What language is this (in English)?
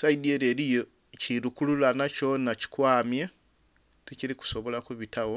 Soga